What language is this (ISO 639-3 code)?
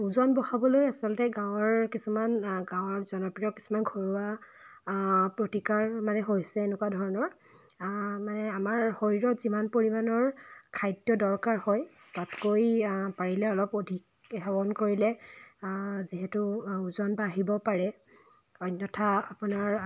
asm